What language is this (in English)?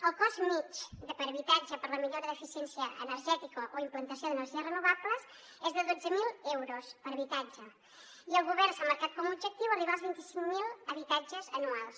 Catalan